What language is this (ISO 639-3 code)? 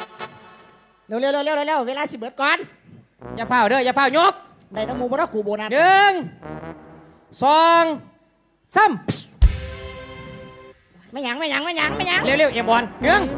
tha